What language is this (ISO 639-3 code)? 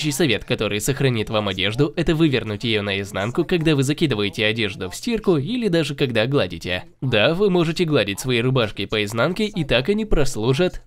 rus